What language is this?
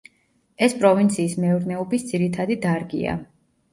Georgian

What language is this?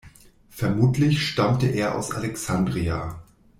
German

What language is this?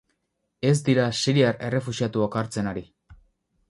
Basque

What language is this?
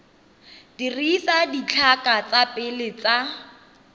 Tswana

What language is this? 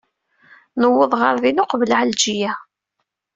Kabyle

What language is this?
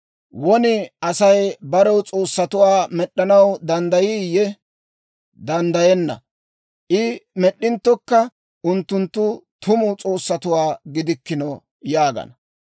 Dawro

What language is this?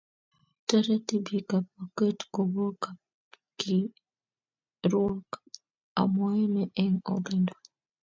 Kalenjin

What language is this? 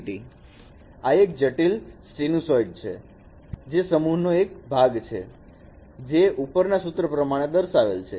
Gujarati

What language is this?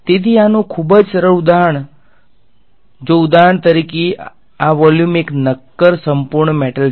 Gujarati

